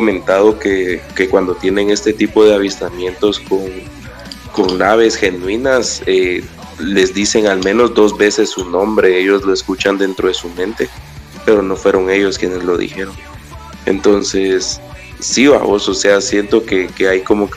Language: Spanish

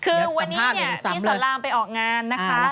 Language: Thai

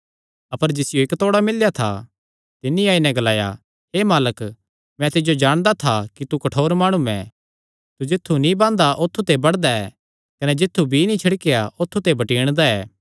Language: Kangri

